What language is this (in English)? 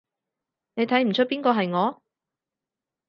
Cantonese